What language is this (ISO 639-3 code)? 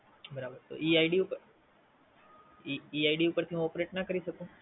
guj